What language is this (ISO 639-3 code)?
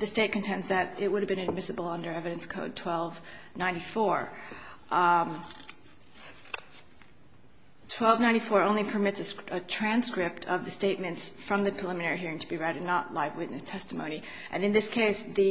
eng